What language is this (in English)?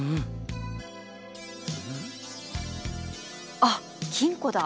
Japanese